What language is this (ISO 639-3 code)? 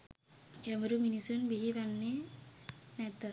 sin